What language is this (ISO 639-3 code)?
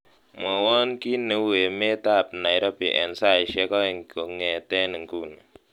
kln